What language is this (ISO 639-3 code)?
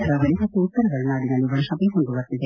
kan